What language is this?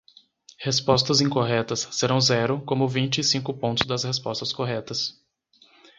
Portuguese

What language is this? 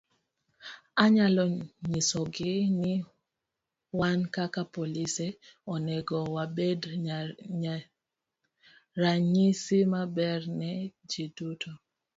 Luo (Kenya and Tanzania)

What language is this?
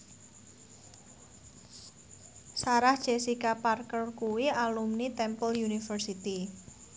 Javanese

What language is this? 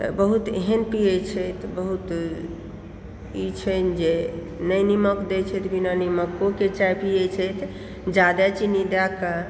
Maithili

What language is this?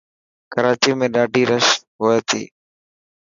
Dhatki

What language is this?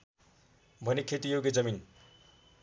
Nepali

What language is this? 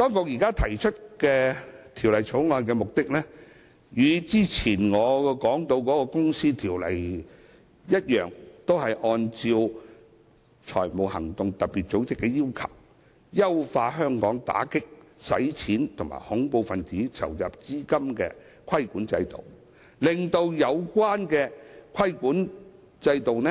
Cantonese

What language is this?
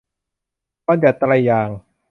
Thai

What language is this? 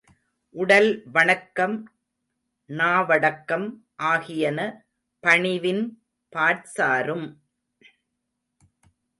Tamil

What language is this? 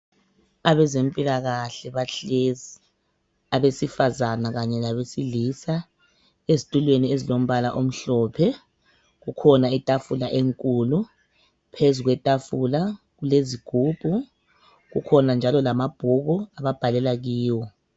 North Ndebele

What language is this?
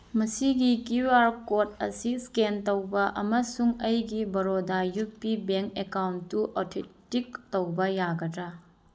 Manipuri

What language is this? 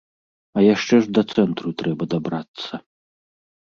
Belarusian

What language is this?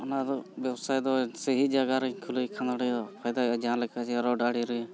Santali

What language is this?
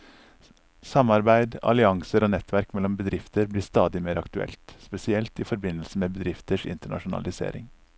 Norwegian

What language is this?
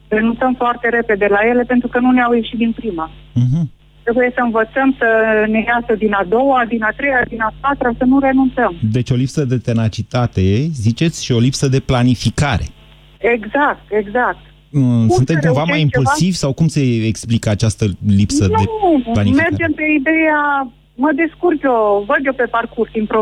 Romanian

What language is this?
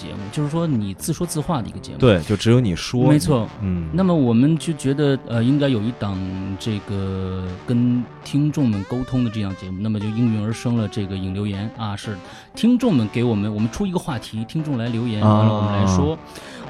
Chinese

